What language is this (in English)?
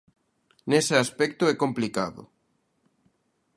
Galician